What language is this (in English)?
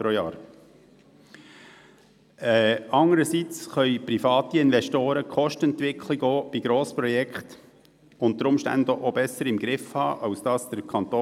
Swiss German